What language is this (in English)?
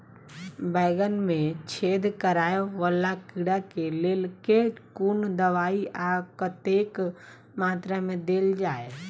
Maithili